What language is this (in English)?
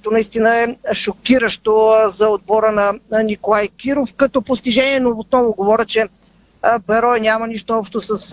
Bulgarian